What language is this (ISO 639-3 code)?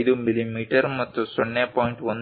kan